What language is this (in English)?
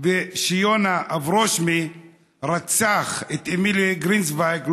Hebrew